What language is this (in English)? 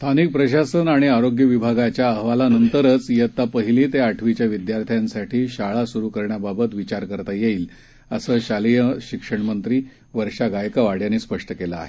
Marathi